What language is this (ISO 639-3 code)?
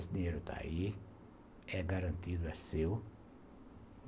por